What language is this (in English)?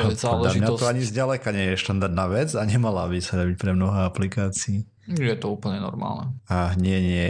Slovak